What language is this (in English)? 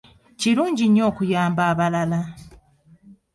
Ganda